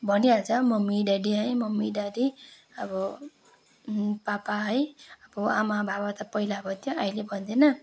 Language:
Nepali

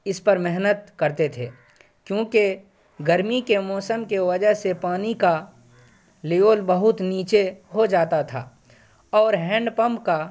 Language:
Urdu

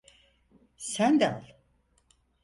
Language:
Turkish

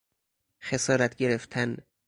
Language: Persian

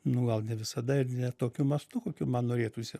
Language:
Lithuanian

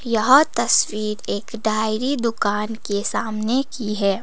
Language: Hindi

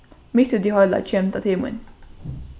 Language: Faroese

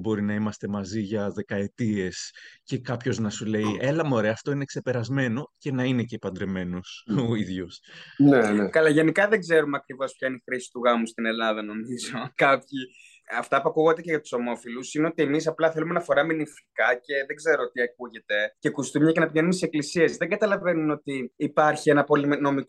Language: Greek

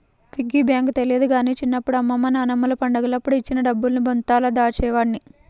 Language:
Telugu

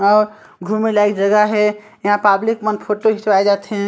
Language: Chhattisgarhi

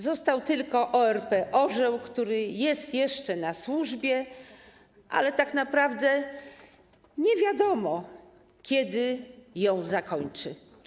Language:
Polish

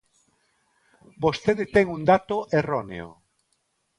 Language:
Galician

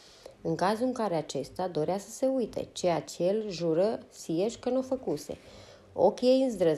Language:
Romanian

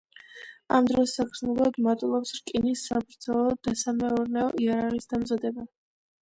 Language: Georgian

